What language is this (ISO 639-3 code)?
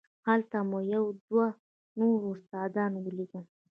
pus